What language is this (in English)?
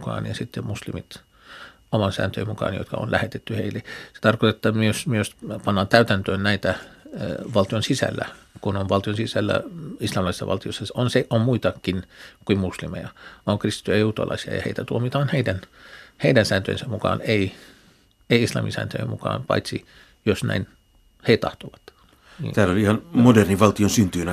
Finnish